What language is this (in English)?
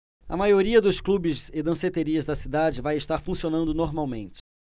Portuguese